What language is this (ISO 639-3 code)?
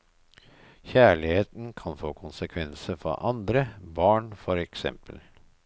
nor